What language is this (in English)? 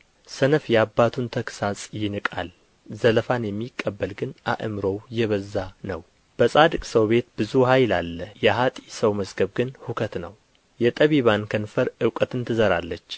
Amharic